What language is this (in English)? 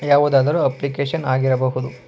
Kannada